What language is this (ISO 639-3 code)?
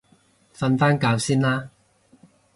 yue